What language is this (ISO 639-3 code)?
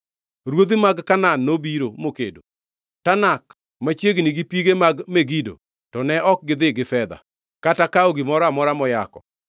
luo